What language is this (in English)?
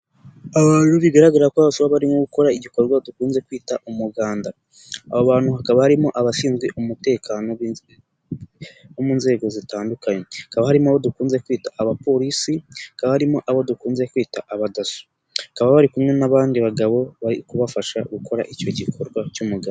Kinyarwanda